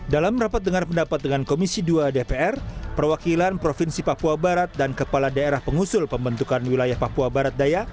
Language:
Indonesian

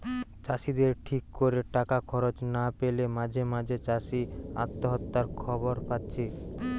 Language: Bangla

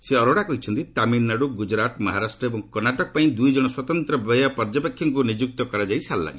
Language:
Odia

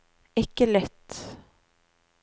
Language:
Norwegian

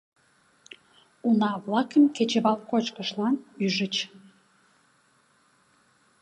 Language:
Mari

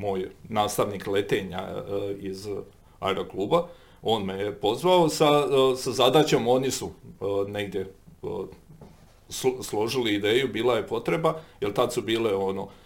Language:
Croatian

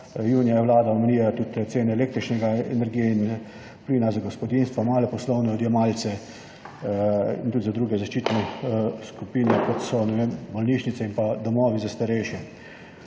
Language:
Slovenian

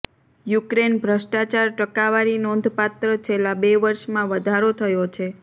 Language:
Gujarati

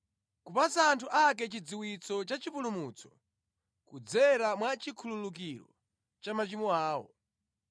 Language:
Nyanja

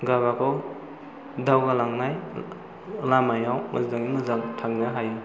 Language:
Bodo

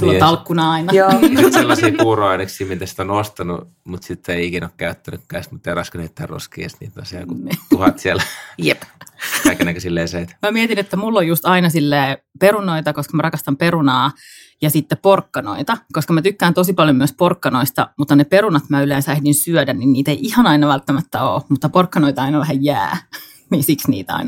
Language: Finnish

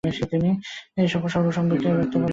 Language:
Bangla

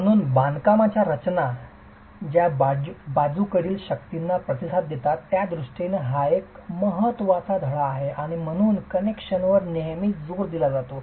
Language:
Marathi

